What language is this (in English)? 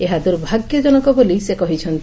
Odia